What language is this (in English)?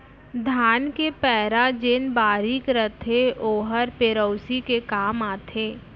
Chhattisgarhi